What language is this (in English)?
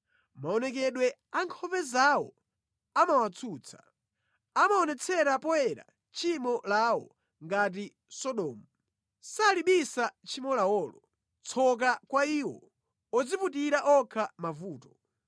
Nyanja